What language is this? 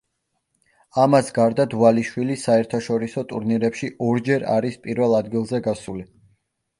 Georgian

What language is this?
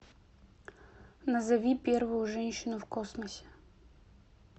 Russian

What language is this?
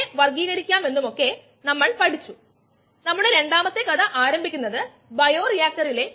Malayalam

